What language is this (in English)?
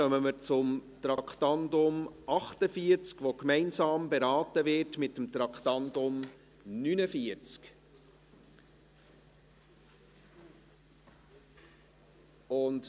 Swiss German